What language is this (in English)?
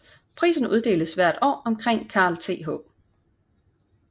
Danish